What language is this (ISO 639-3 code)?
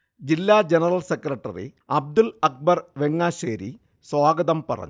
mal